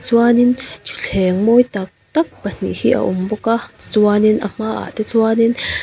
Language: Mizo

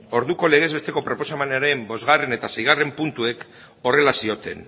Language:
Basque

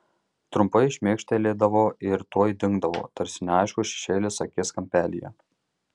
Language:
Lithuanian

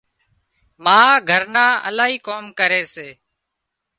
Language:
Wadiyara Koli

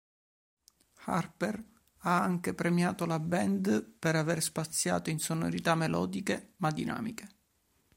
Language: Italian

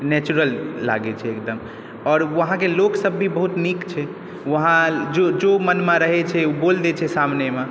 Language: Maithili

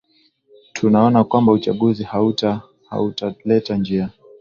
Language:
Swahili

